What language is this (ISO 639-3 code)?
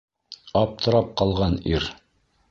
bak